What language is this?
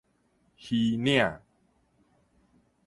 Min Nan Chinese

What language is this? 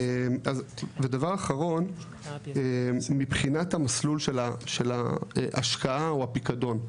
Hebrew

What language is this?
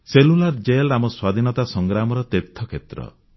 Odia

